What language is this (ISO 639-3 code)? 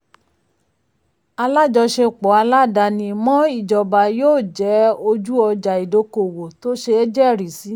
yor